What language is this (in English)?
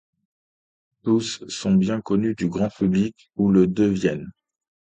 French